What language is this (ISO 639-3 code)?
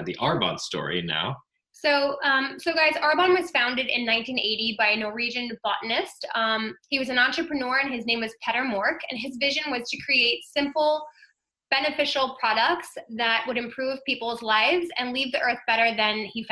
eng